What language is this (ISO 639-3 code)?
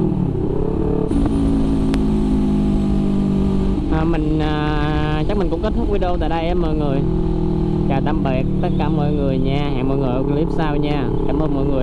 vie